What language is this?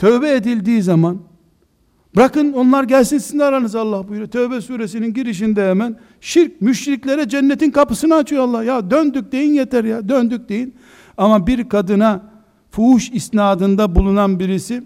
Turkish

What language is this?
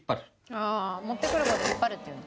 Japanese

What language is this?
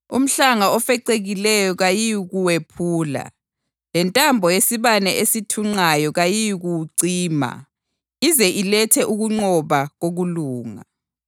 North Ndebele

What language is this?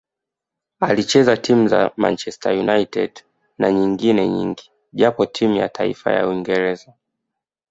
Swahili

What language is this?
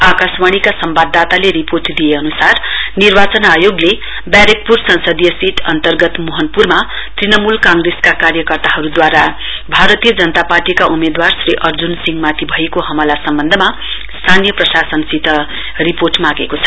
Nepali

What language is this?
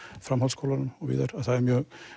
Icelandic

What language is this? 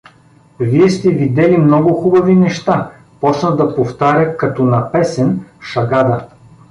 Bulgarian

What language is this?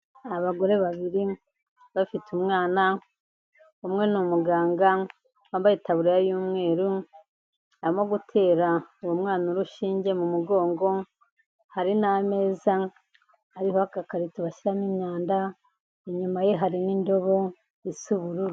Kinyarwanda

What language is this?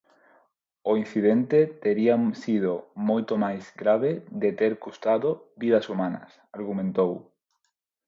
Galician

